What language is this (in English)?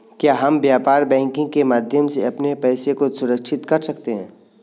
Hindi